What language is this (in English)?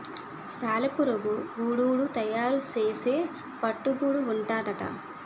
Telugu